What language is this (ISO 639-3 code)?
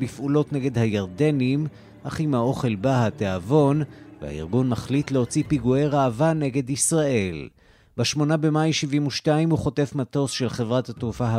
heb